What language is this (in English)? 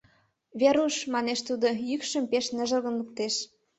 Mari